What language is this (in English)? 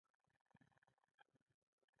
Pashto